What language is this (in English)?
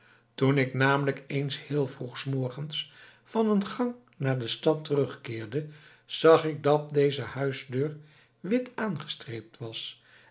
Dutch